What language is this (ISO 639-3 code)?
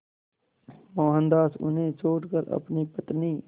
hin